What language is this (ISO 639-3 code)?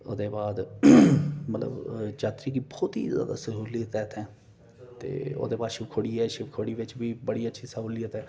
doi